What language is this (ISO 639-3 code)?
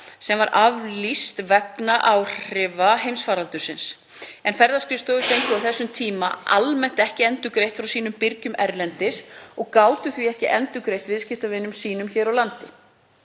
isl